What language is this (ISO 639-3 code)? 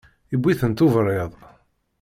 kab